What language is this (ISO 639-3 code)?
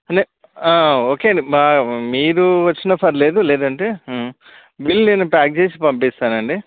tel